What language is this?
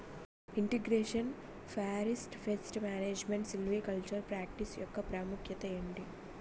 Telugu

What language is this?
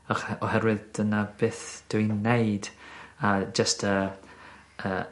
Welsh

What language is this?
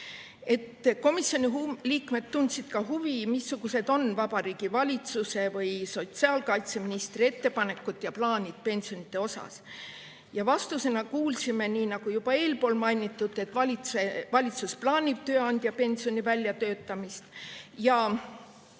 Estonian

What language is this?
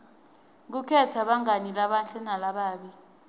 Swati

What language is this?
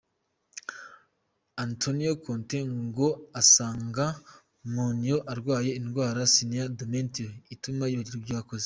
Kinyarwanda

